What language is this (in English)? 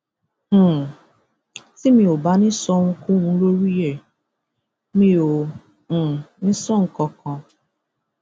Yoruba